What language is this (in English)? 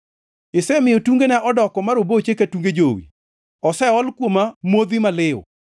Luo (Kenya and Tanzania)